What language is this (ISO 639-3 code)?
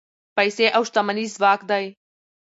pus